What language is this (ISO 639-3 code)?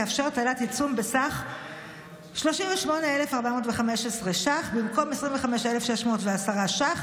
heb